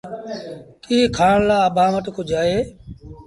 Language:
Sindhi Bhil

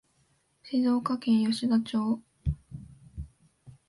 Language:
Japanese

